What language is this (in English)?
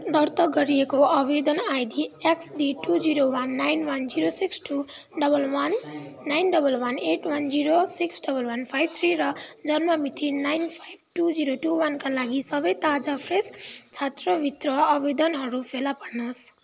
Nepali